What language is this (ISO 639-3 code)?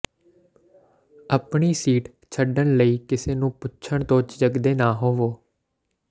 pan